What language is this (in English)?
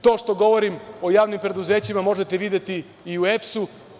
Serbian